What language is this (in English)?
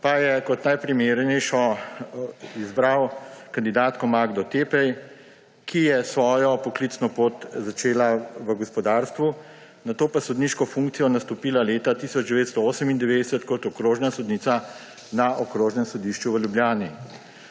Slovenian